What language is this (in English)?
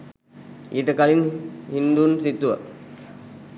Sinhala